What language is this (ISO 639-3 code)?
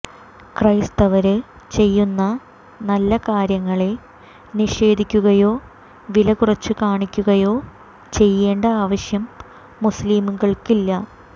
mal